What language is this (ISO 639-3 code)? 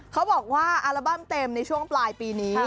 tha